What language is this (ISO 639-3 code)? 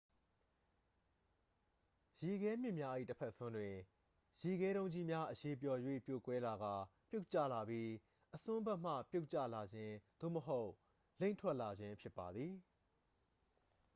mya